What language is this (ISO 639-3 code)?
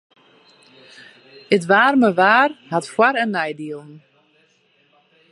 fry